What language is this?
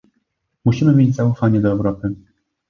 Polish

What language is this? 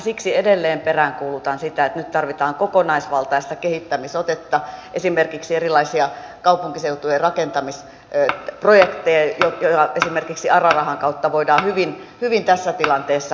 Finnish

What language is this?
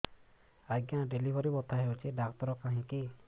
Odia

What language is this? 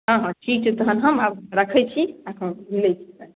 Maithili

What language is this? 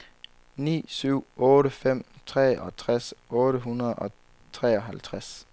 Danish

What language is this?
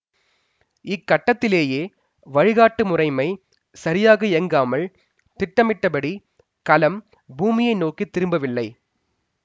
Tamil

